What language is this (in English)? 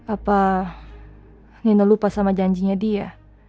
Indonesian